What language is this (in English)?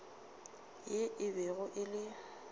Northern Sotho